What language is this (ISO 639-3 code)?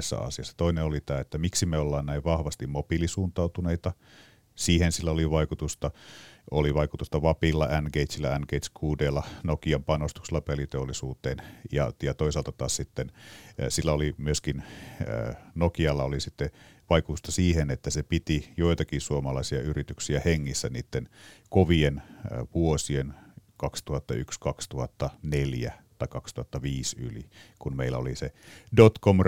fin